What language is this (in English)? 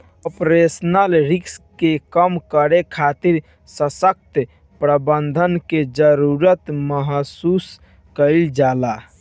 Bhojpuri